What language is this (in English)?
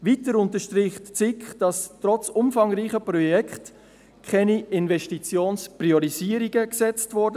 Swiss German